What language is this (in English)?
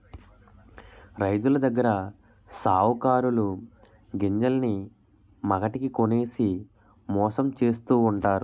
Telugu